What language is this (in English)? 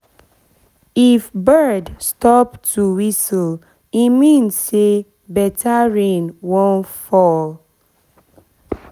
Nigerian Pidgin